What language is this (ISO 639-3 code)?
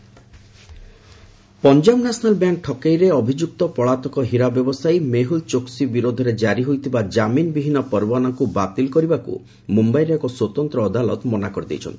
ori